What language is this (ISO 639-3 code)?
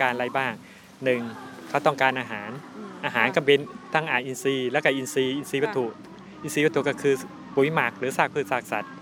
tha